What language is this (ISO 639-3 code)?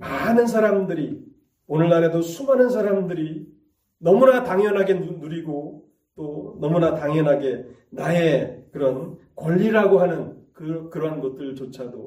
kor